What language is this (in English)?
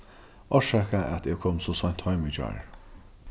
Faroese